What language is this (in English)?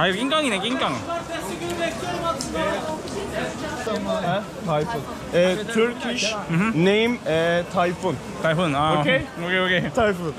Korean